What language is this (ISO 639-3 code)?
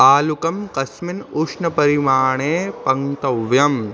san